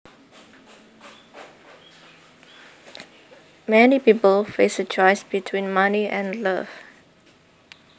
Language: Javanese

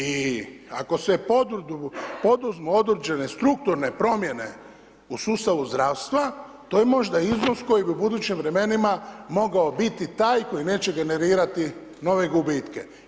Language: Croatian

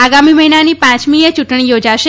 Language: Gujarati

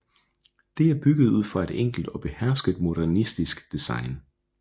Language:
Danish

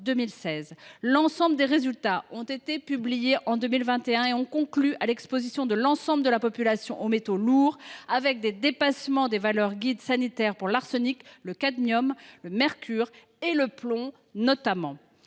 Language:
French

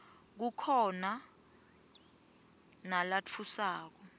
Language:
Swati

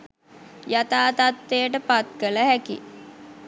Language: Sinhala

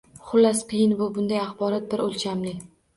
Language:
Uzbek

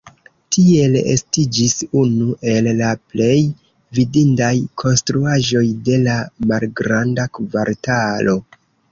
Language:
Esperanto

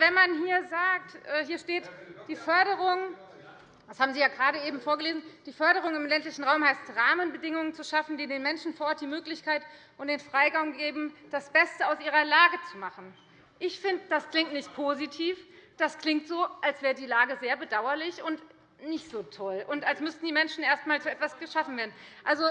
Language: German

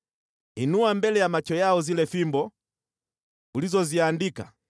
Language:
Swahili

